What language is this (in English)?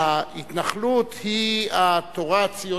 Hebrew